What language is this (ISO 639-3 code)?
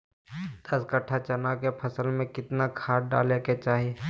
mag